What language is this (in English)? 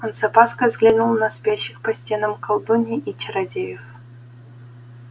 Russian